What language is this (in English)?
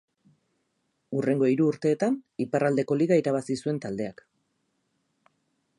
Basque